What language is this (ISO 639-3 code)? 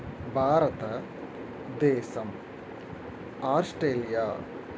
tel